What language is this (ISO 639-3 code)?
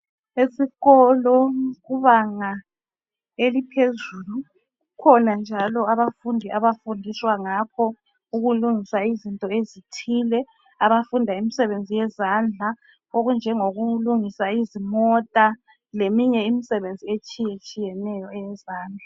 nde